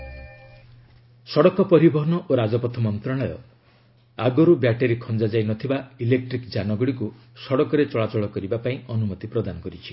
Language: Odia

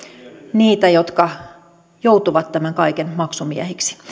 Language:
Finnish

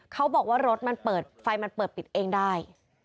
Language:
Thai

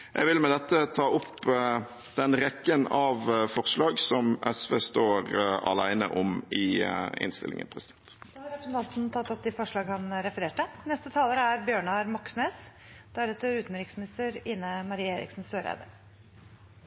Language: Norwegian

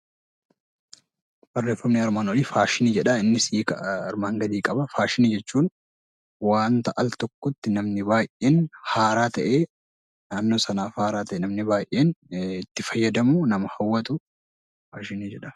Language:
Oromo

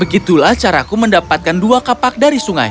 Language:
Indonesian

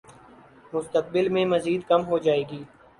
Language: Urdu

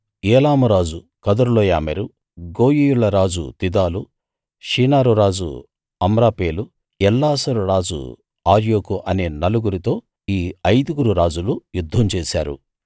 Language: Telugu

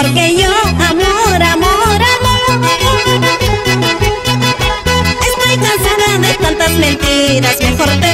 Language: Spanish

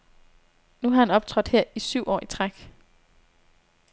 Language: Danish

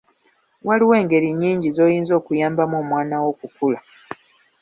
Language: Ganda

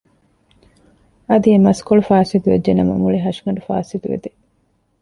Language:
Divehi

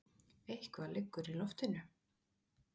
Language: Icelandic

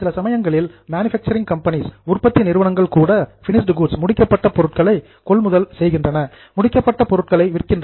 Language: Tamil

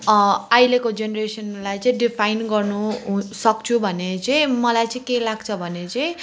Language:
Nepali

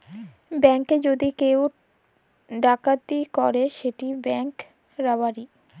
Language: Bangla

